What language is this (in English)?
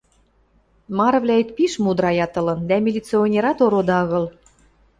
Western Mari